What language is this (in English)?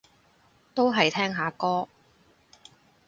Cantonese